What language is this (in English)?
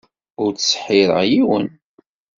Kabyle